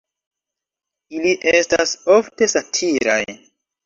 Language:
Esperanto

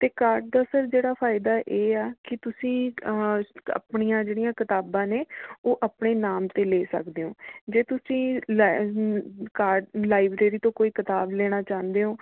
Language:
Punjabi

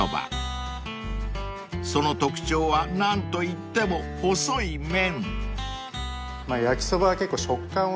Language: Japanese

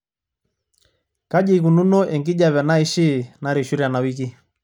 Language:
Masai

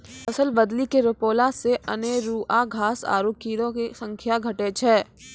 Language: Maithili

